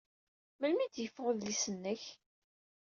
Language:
Kabyle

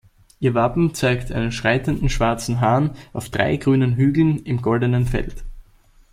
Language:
German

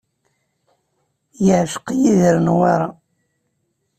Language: Kabyle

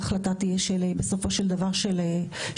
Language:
Hebrew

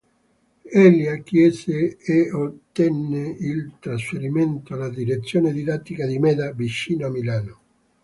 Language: Italian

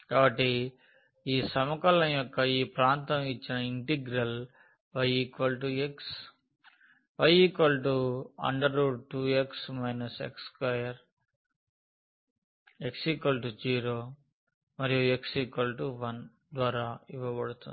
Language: Telugu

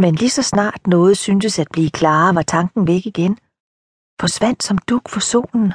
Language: Danish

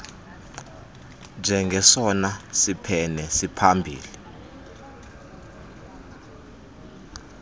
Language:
Xhosa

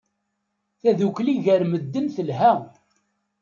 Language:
Kabyle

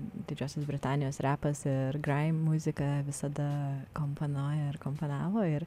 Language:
Lithuanian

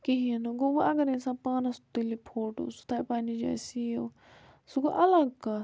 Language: Kashmiri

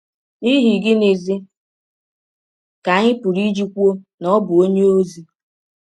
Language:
Igbo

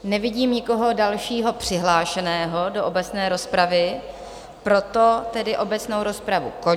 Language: Czech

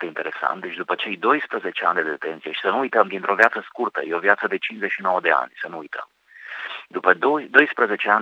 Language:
Romanian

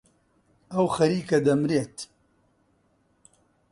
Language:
Central Kurdish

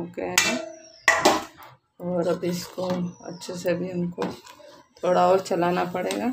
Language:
Hindi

